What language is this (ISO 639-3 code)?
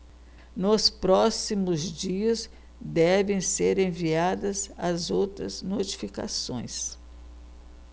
por